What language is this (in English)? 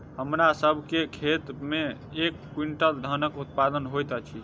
Maithili